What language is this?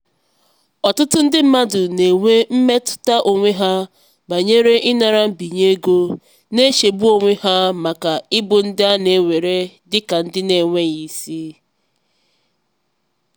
Igbo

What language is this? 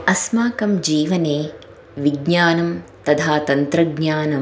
Sanskrit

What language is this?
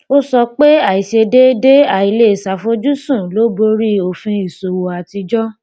Yoruba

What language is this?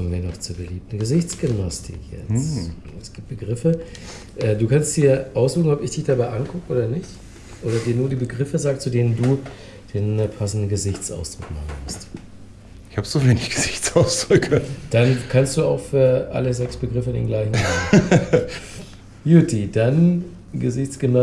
German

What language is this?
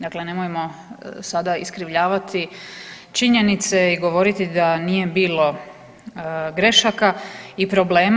Croatian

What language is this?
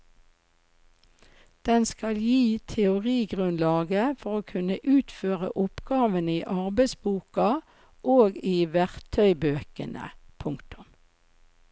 Norwegian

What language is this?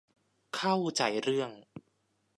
Thai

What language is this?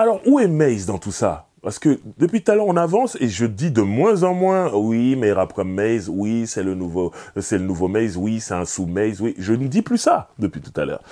French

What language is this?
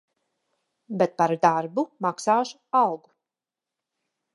Latvian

